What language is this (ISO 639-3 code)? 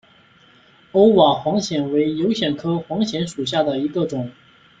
zho